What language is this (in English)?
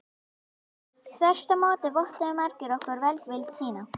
Icelandic